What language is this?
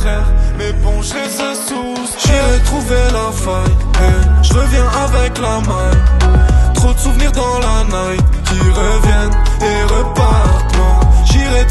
French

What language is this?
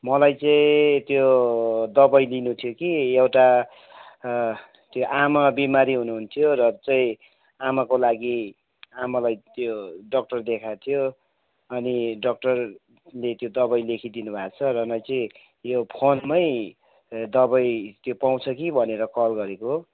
Nepali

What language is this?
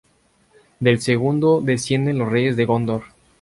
Spanish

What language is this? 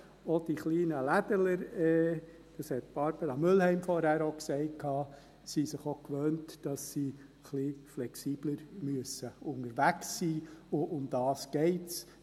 Swiss German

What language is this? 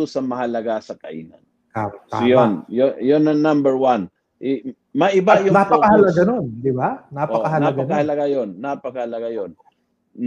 Filipino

